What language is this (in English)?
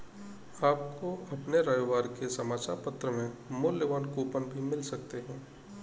Hindi